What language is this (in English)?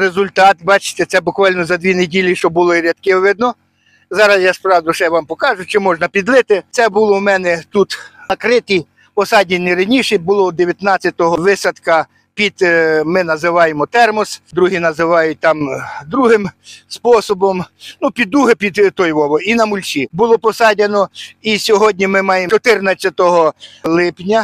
Ukrainian